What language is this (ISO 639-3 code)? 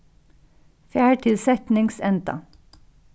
fao